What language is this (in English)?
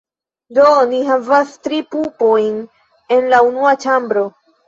Esperanto